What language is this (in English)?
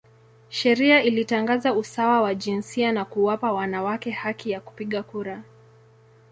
Swahili